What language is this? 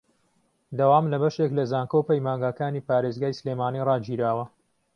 Central Kurdish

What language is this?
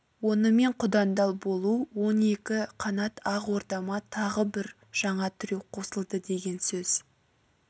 Kazakh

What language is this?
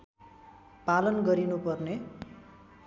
Nepali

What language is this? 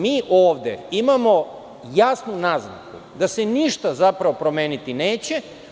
Serbian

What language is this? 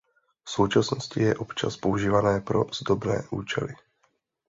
Czech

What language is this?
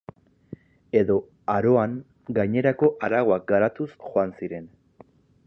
Basque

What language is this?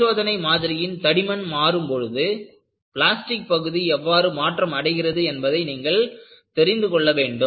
Tamil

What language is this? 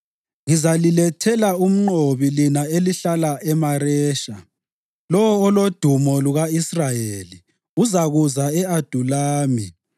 North Ndebele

